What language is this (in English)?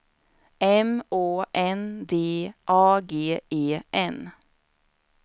Swedish